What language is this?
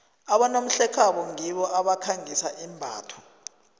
South Ndebele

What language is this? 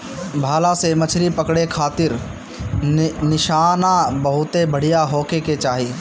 Bhojpuri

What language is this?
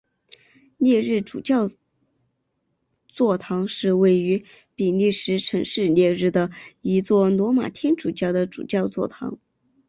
Chinese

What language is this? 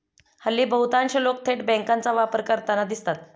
Marathi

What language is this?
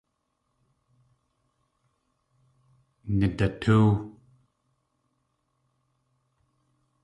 Tlingit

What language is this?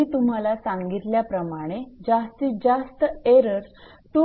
Marathi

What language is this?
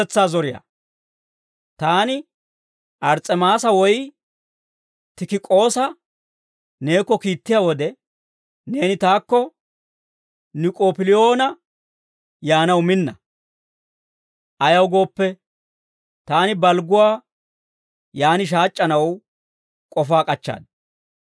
Dawro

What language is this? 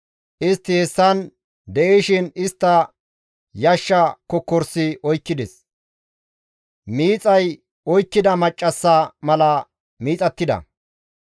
Gamo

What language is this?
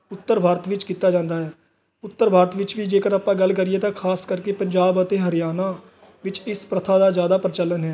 Punjabi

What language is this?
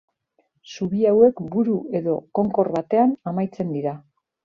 Basque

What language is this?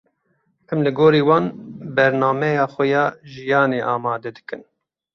Kurdish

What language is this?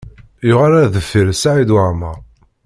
Kabyle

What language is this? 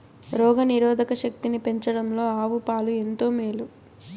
Telugu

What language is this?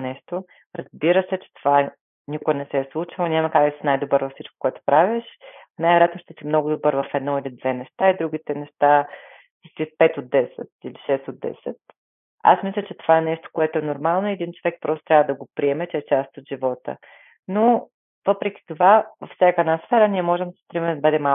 Bulgarian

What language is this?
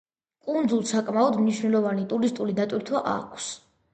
Georgian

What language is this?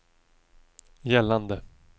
Swedish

